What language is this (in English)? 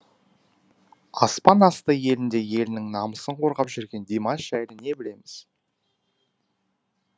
Kazakh